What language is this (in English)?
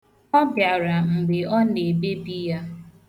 Igbo